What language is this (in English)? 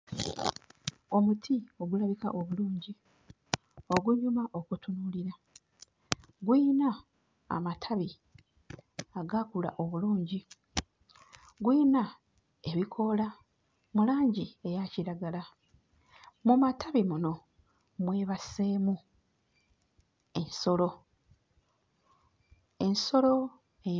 Ganda